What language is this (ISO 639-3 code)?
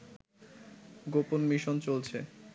ben